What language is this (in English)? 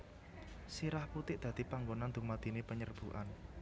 Javanese